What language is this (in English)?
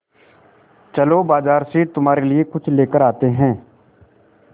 Hindi